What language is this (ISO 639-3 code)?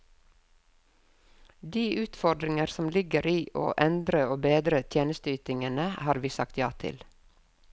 nor